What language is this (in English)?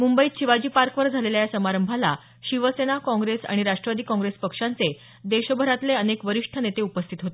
Marathi